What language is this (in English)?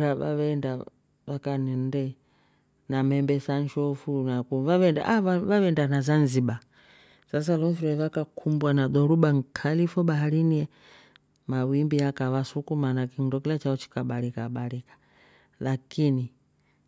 Rombo